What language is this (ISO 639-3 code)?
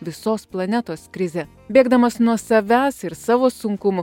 lit